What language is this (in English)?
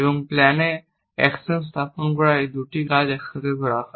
Bangla